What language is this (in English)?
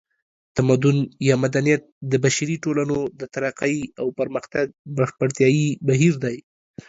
Pashto